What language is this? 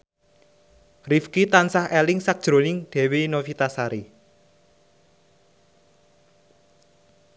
Javanese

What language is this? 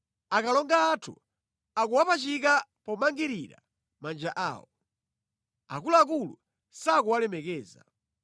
Nyanja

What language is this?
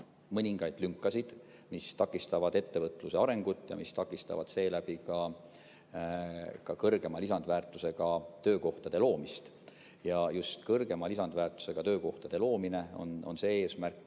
Estonian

